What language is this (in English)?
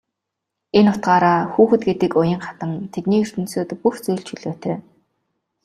Mongolian